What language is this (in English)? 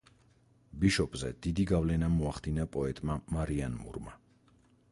Georgian